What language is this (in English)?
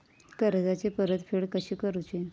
Marathi